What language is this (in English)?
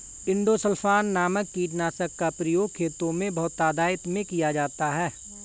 Hindi